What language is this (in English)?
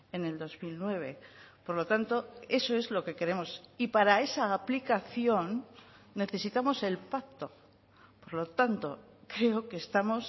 Spanish